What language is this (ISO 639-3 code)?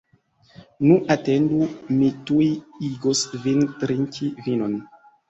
epo